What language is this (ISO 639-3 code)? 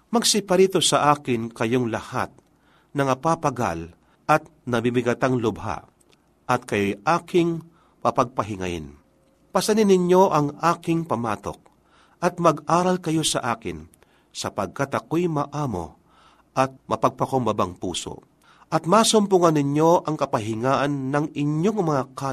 fil